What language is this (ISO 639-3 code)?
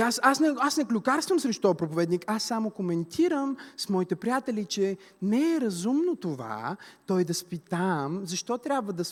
bul